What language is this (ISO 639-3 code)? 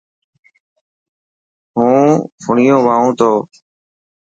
mki